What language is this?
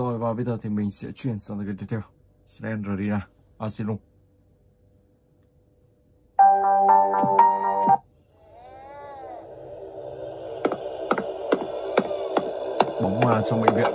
Vietnamese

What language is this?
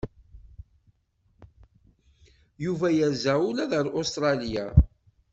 Kabyle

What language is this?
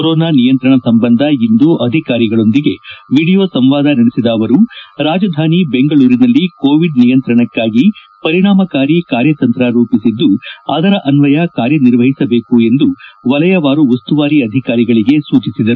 Kannada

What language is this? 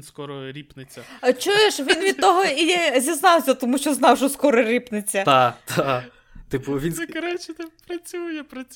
Ukrainian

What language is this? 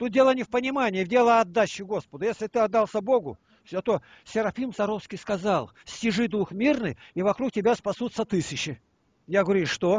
Russian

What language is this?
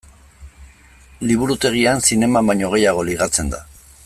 Basque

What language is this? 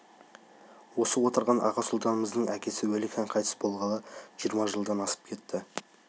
Kazakh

